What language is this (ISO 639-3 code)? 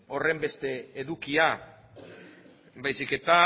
eus